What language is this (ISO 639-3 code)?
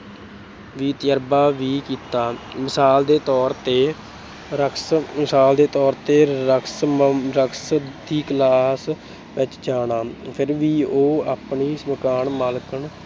pan